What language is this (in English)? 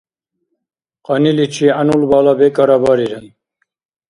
Dargwa